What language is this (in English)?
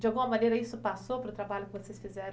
Portuguese